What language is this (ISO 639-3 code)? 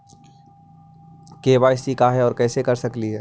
mag